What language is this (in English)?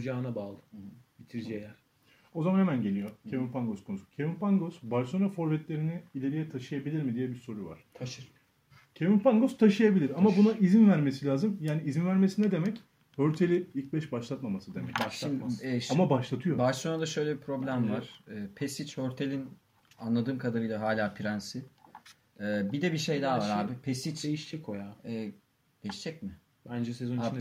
Turkish